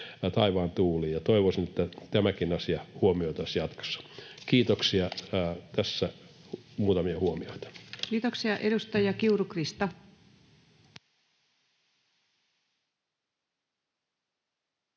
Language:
Finnish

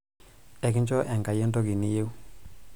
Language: Masai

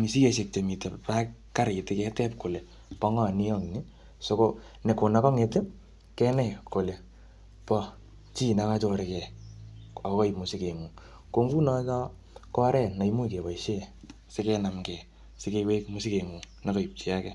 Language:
Kalenjin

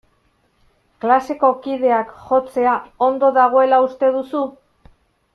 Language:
Basque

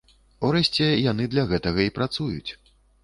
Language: Belarusian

